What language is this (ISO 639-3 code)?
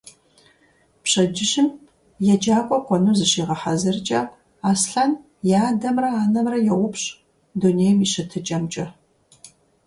kbd